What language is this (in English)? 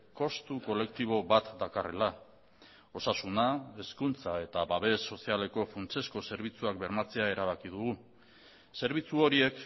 Basque